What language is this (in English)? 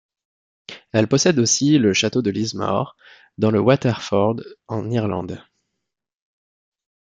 French